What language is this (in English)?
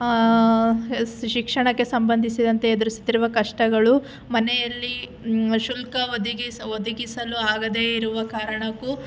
Kannada